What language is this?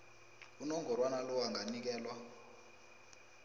South Ndebele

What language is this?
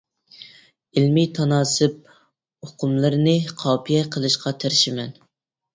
Uyghur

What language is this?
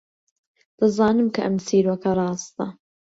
Central Kurdish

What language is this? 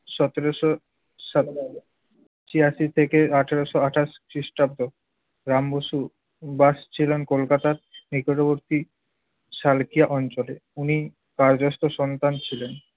Bangla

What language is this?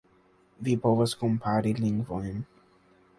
Esperanto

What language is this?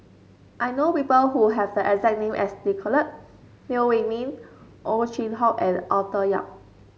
English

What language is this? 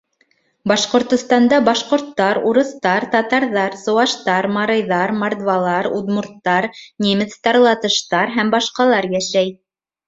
Bashkir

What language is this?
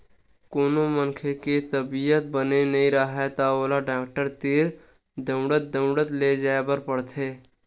Chhattisgarhi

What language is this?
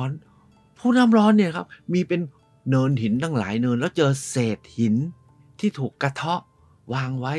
Thai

